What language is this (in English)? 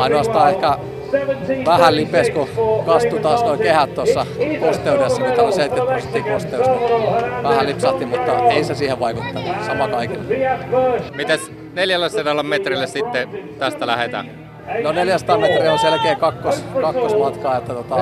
Finnish